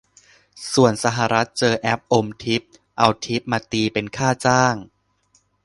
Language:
Thai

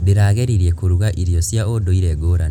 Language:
Kikuyu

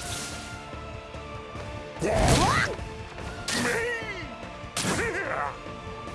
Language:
Japanese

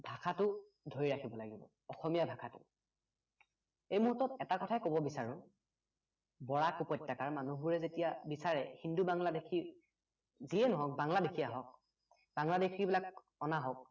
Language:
Assamese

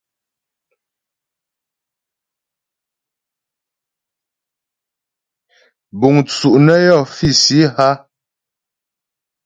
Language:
Ghomala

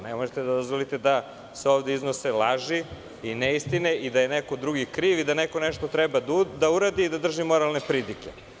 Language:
Serbian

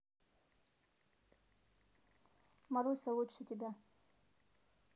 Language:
Russian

